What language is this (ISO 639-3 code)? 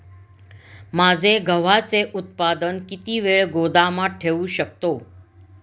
mar